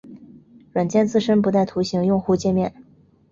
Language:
Chinese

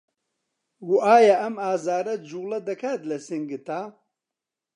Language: Central Kurdish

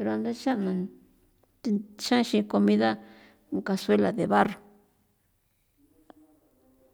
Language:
San Felipe Otlaltepec Popoloca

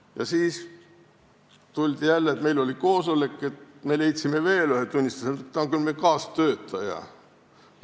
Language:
Estonian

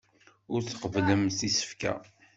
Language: Kabyle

